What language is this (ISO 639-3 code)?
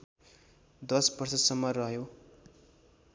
nep